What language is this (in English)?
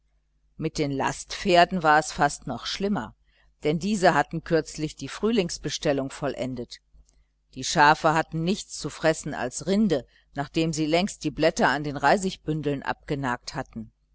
German